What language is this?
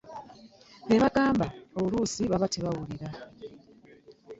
Ganda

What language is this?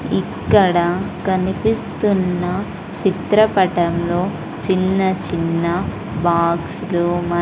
Telugu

